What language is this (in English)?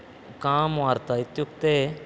Sanskrit